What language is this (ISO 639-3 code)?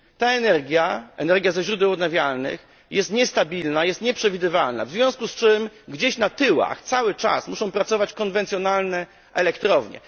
pol